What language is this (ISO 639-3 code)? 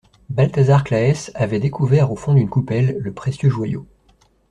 fra